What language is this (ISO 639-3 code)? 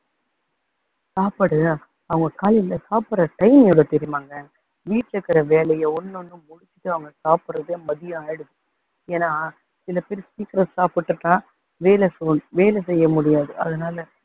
tam